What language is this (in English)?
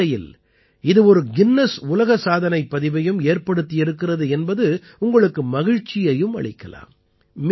Tamil